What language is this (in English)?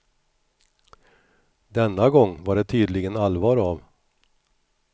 Swedish